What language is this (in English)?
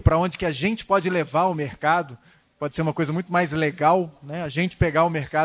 Portuguese